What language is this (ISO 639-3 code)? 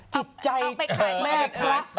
tha